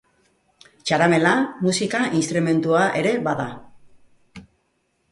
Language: Basque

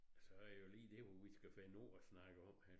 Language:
Danish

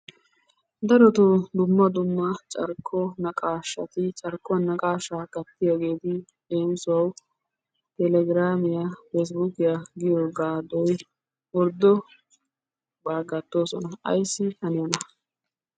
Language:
Wolaytta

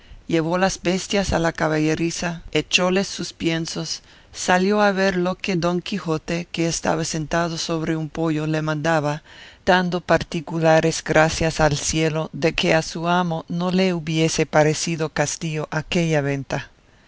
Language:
Spanish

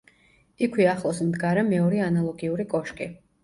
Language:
Georgian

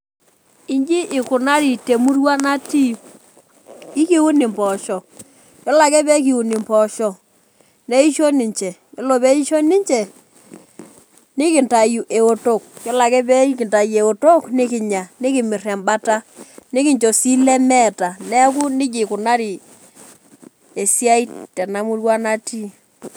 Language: Masai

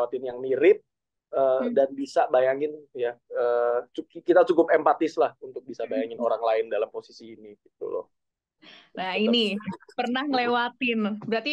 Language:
Indonesian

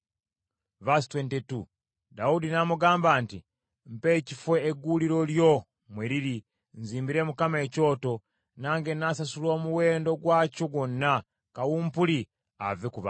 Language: Ganda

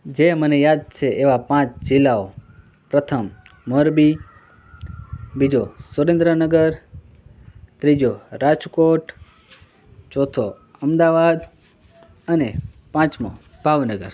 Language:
Gujarati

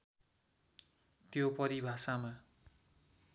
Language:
Nepali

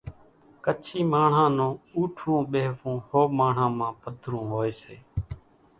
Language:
Kachi Koli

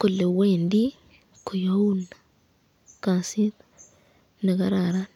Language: Kalenjin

